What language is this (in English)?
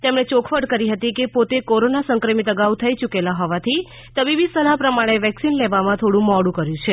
Gujarati